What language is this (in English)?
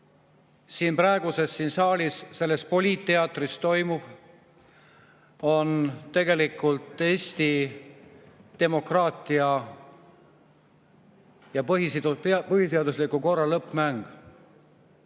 Estonian